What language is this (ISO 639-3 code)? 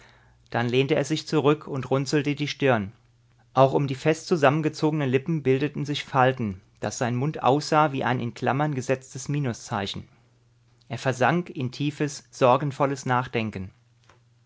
deu